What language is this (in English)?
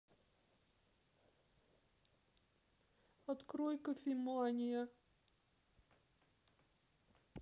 Russian